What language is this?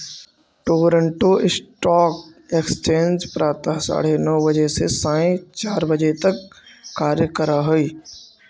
Magahi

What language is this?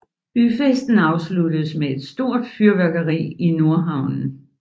Danish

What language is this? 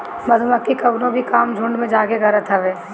Bhojpuri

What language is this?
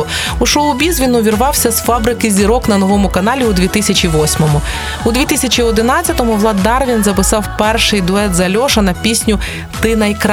Ukrainian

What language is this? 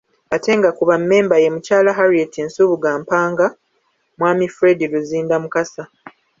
Ganda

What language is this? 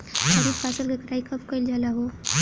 Bhojpuri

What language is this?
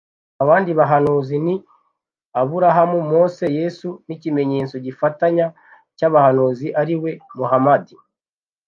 Kinyarwanda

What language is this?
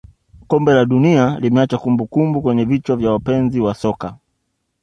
Swahili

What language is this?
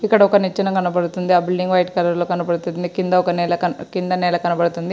Telugu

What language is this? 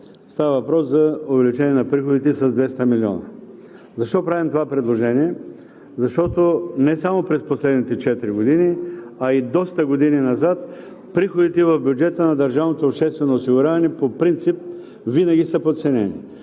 Bulgarian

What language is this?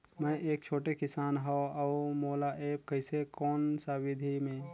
Chhattisgarhi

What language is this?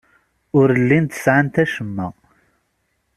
Kabyle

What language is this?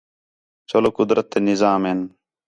Khetrani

